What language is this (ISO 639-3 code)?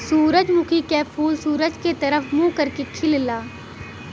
bho